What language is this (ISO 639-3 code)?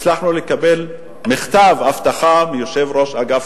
heb